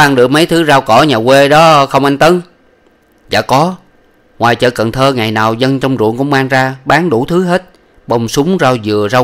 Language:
Vietnamese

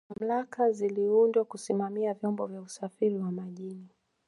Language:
Swahili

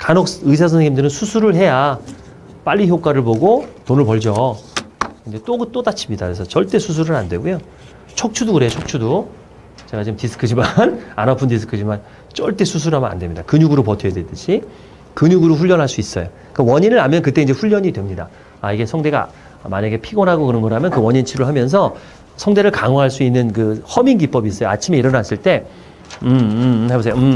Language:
Korean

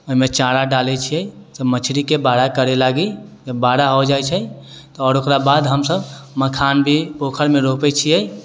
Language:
Maithili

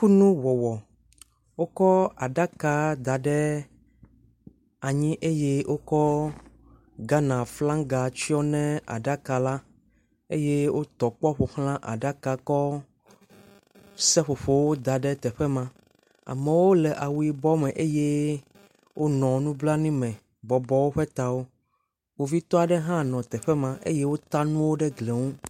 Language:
Ewe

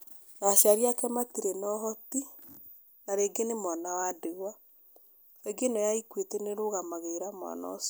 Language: Kikuyu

